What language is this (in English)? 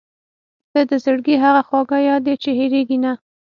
Pashto